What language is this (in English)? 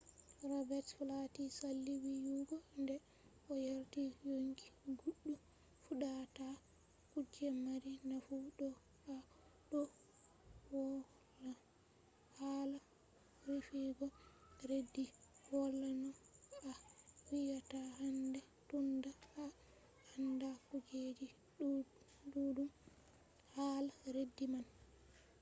Fula